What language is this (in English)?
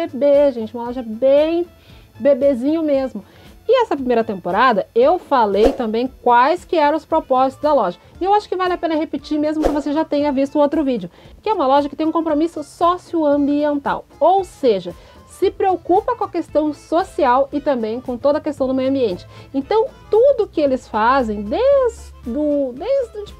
Portuguese